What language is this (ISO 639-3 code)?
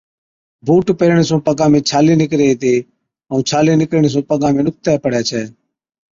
odk